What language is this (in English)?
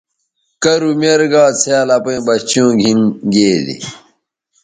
Bateri